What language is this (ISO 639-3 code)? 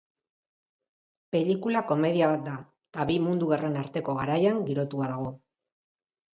eus